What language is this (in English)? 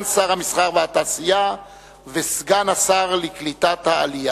Hebrew